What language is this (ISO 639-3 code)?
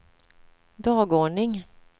swe